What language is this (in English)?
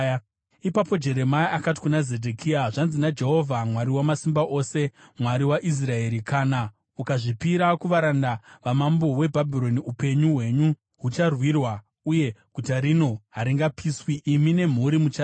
Shona